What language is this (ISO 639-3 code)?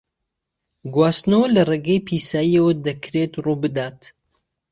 ckb